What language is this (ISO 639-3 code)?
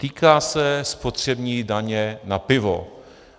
ces